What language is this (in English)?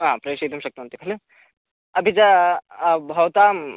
Sanskrit